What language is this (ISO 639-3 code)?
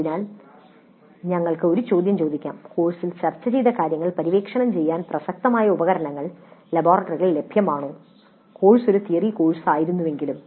mal